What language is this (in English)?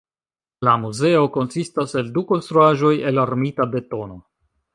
Esperanto